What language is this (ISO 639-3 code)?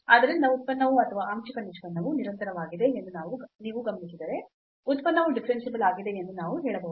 kan